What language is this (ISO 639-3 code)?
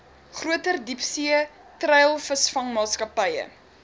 afr